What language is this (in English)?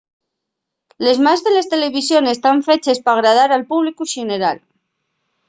Asturian